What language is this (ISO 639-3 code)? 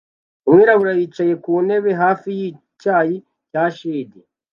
kin